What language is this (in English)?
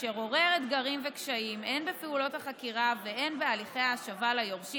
Hebrew